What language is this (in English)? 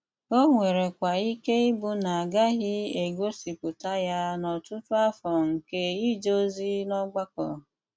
Igbo